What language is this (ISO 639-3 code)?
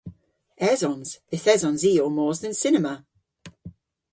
cor